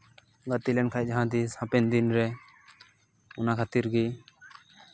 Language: Santali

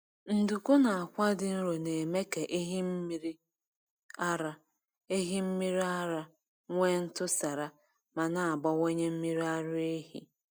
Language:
Igbo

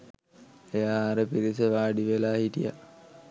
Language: Sinhala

